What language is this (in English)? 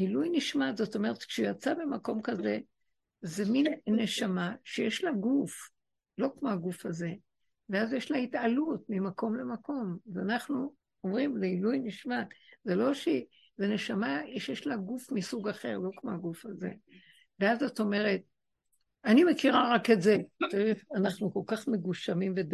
Hebrew